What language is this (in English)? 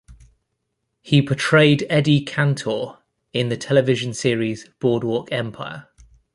English